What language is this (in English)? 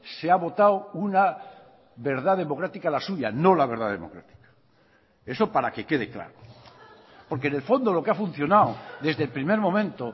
Spanish